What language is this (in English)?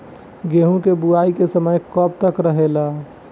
Bhojpuri